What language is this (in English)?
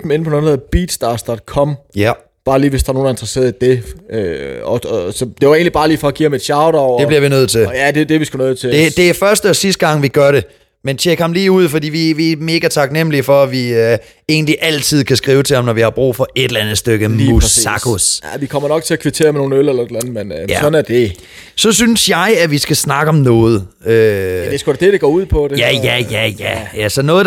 Danish